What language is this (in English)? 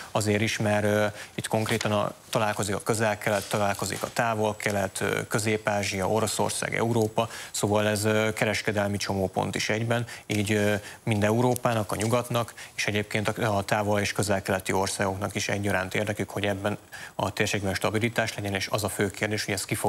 Hungarian